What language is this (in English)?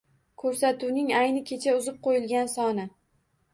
Uzbek